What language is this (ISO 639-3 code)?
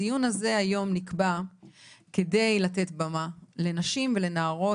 heb